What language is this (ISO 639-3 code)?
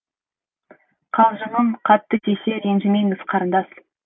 kaz